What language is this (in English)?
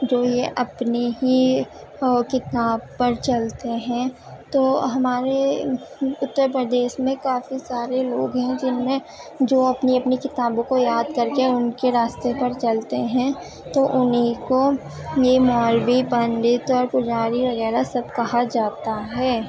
Urdu